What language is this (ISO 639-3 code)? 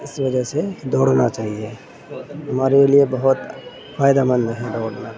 urd